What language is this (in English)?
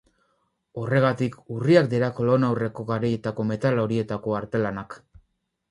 Basque